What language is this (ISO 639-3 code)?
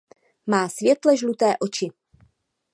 ces